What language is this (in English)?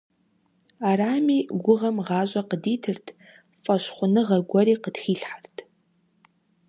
Kabardian